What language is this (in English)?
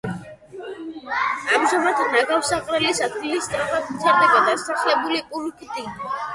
Georgian